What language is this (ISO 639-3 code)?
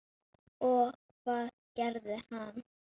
isl